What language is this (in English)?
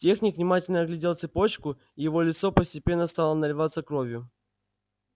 Russian